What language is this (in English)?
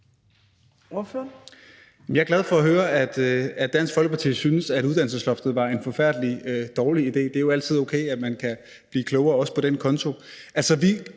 Danish